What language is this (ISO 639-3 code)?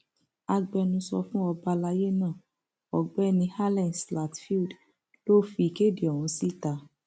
yor